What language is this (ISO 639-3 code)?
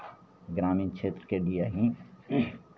mai